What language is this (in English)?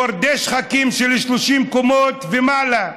Hebrew